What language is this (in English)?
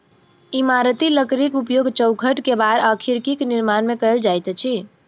Maithili